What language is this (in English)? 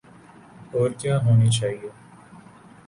Urdu